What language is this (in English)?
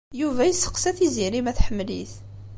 Kabyle